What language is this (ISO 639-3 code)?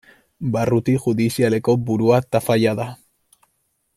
eus